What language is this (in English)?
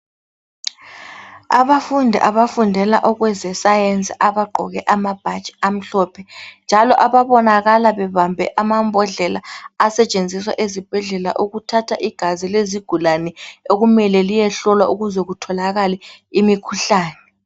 North Ndebele